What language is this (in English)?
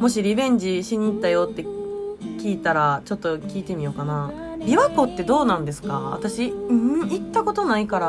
Japanese